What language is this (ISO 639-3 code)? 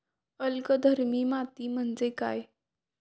mar